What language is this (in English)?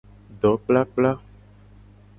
Gen